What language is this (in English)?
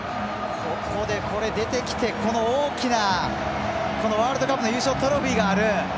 Japanese